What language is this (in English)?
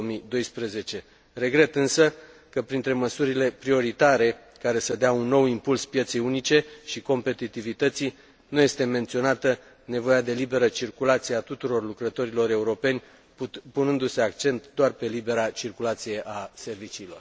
Romanian